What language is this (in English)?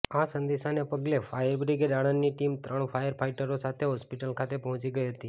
Gujarati